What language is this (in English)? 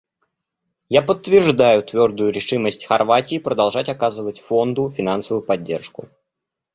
Russian